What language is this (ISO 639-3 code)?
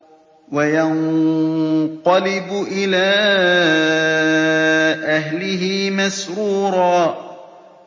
ara